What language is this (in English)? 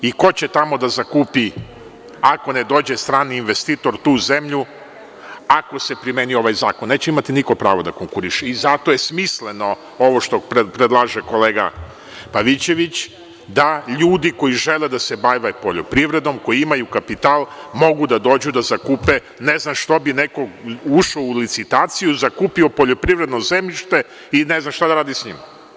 Serbian